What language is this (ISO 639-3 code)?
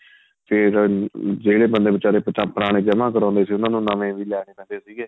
pan